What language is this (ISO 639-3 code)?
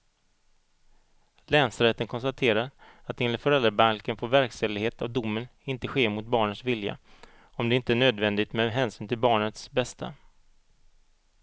swe